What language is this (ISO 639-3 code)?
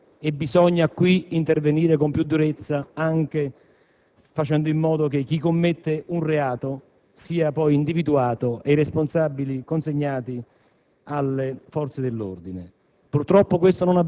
ita